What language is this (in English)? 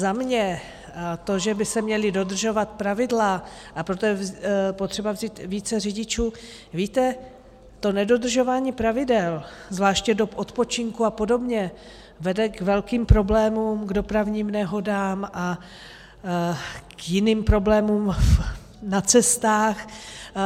Czech